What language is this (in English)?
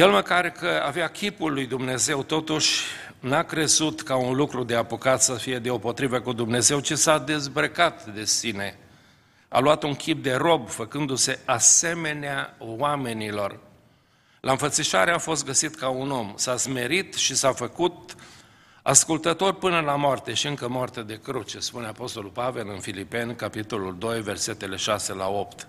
Romanian